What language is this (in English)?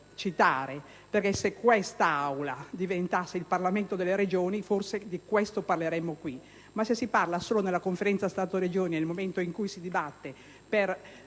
Italian